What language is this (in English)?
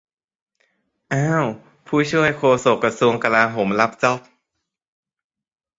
Thai